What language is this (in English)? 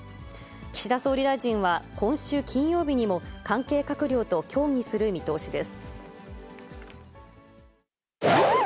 Japanese